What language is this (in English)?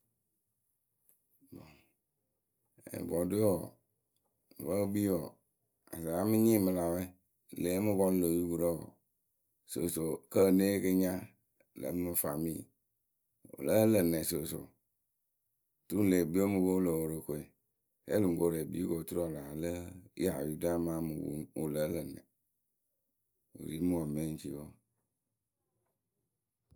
Akebu